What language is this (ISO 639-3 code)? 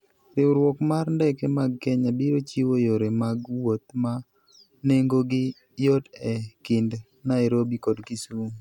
luo